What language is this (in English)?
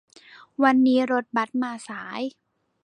Thai